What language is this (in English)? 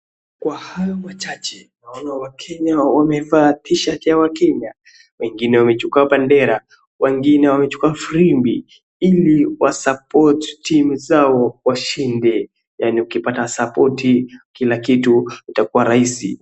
Swahili